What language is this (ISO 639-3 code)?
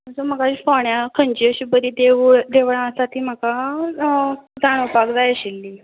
kok